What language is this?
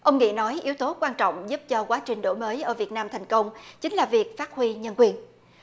Vietnamese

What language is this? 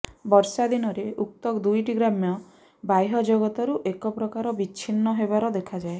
Odia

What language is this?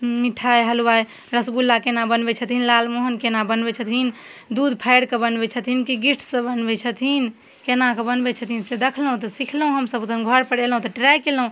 Maithili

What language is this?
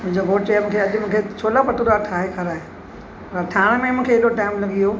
Sindhi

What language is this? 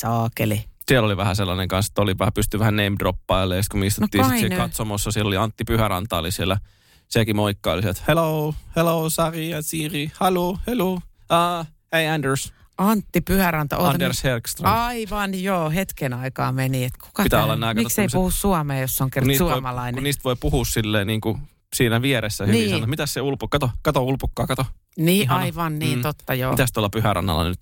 Finnish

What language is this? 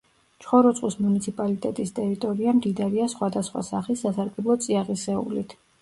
Georgian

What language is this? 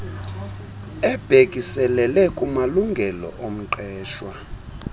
Xhosa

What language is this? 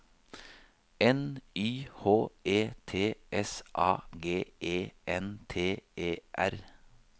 Norwegian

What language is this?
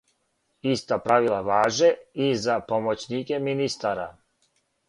Serbian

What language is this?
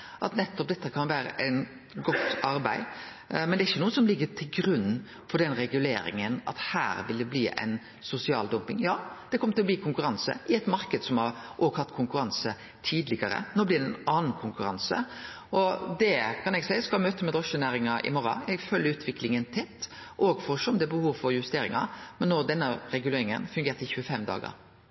Norwegian Nynorsk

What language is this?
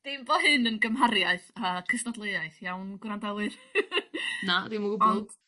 Welsh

